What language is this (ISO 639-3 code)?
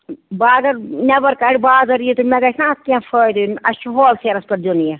kas